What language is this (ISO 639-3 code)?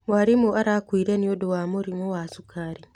kik